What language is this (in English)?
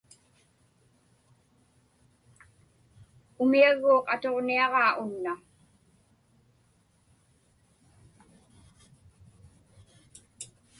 Inupiaq